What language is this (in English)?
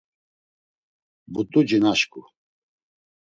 Laz